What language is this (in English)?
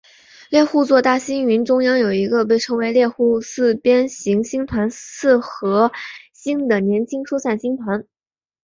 Chinese